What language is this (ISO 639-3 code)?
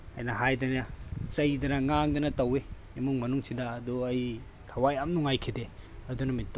mni